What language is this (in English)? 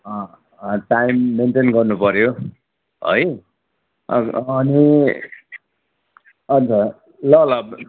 Nepali